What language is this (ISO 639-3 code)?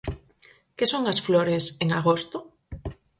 glg